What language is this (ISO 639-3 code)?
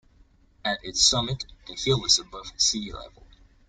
eng